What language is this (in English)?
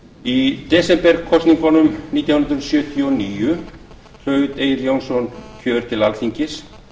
Icelandic